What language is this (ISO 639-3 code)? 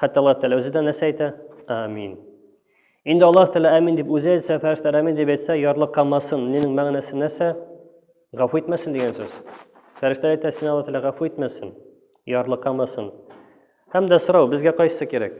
tur